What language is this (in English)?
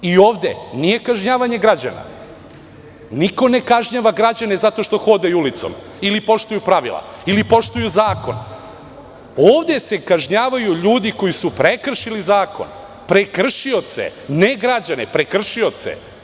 Serbian